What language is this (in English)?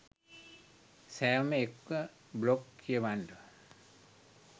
Sinhala